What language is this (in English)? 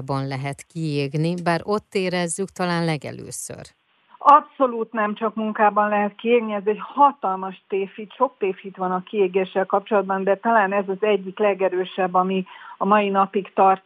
Hungarian